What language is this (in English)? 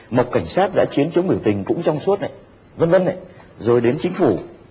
Vietnamese